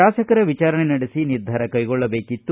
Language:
Kannada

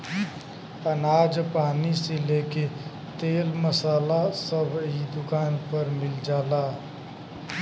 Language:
Bhojpuri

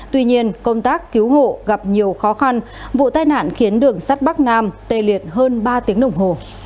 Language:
Vietnamese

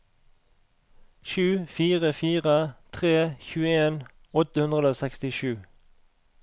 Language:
Norwegian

